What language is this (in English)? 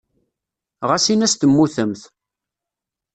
Kabyle